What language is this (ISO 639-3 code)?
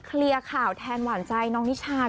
tha